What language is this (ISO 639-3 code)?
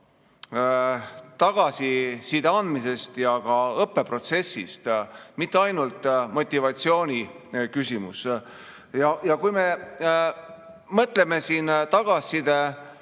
est